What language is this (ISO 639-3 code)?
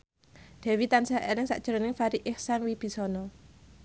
jav